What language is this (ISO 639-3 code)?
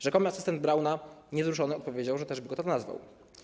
pol